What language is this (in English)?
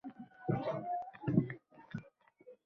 Uzbek